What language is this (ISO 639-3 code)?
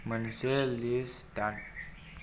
brx